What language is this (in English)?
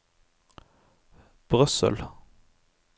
Norwegian